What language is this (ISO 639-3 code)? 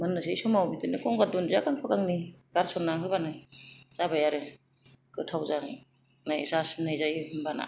brx